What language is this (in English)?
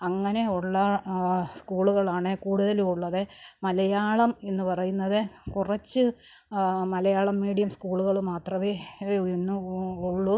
Malayalam